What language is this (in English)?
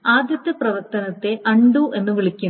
Malayalam